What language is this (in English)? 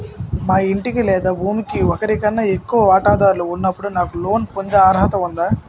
Telugu